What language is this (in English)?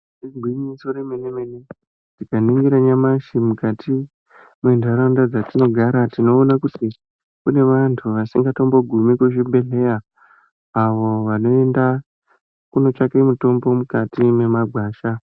Ndau